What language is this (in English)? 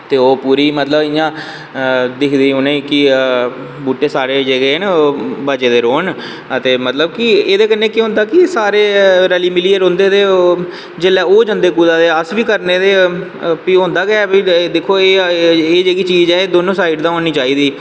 Dogri